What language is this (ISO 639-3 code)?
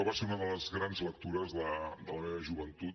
cat